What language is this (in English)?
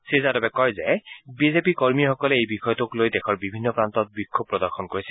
Assamese